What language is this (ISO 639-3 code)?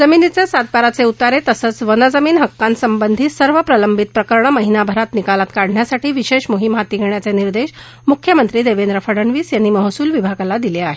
mar